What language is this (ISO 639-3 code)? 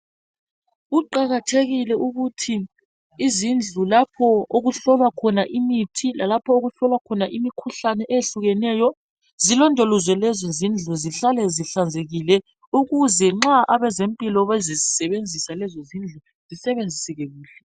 nde